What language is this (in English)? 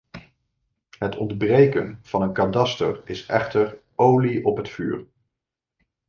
Dutch